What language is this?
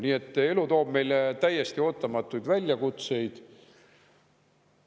Estonian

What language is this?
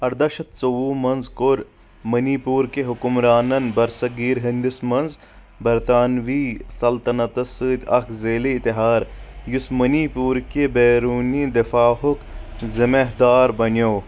Kashmiri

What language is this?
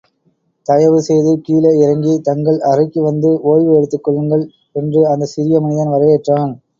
Tamil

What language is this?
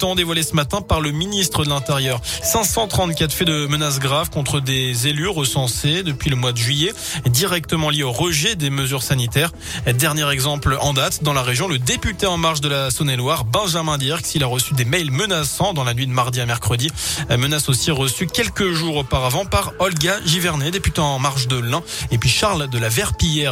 French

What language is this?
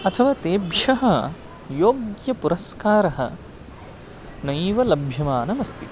Sanskrit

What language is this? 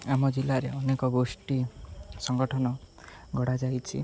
Odia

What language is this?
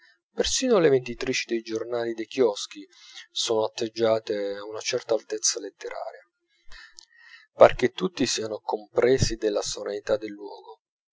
Italian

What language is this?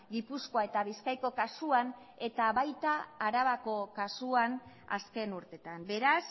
Basque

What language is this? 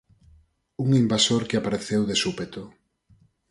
Galician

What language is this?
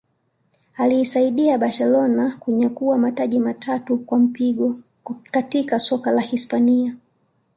Swahili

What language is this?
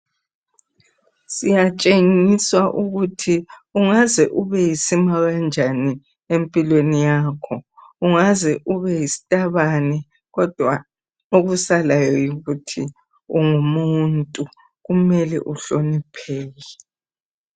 North Ndebele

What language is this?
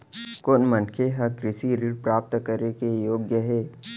Chhattisgarhi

